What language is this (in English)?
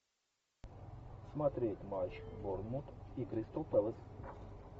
Russian